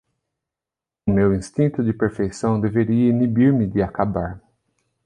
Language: Portuguese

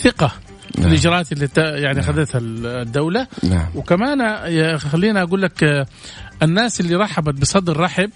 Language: Arabic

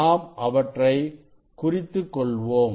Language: Tamil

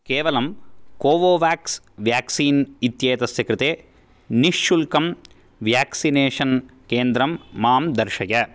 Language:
Sanskrit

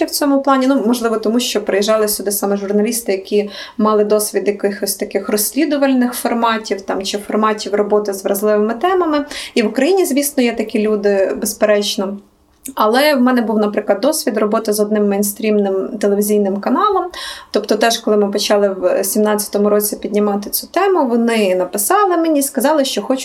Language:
Ukrainian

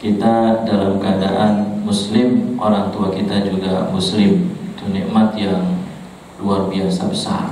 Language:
Indonesian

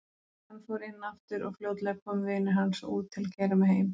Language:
Icelandic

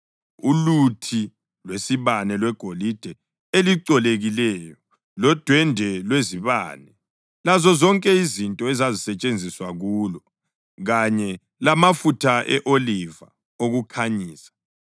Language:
North Ndebele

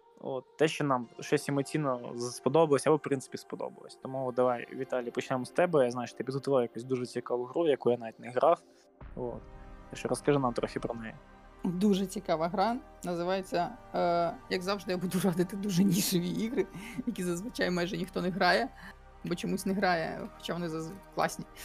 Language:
Ukrainian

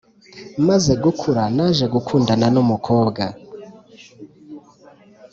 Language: Kinyarwanda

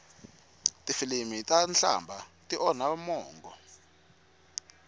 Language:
Tsonga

